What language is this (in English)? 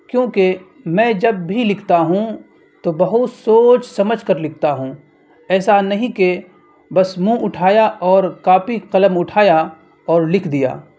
Urdu